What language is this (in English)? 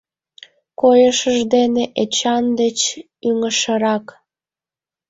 Mari